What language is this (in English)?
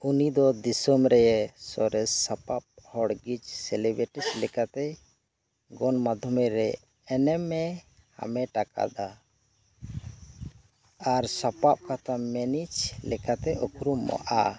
Santali